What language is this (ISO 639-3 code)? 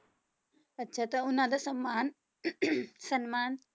pan